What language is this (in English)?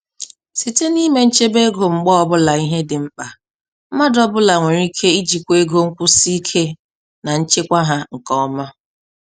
Igbo